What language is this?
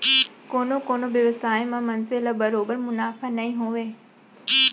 Chhattisgarhi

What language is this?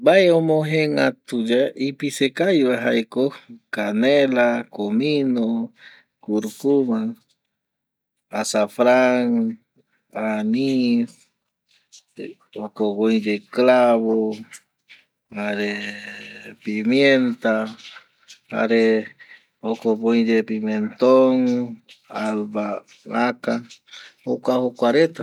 Eastern Bolivian Guaraní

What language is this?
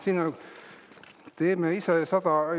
Estonian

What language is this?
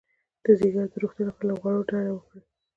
Pashto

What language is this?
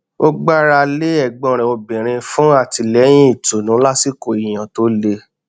Yoruba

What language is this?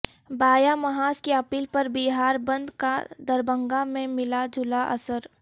Urdu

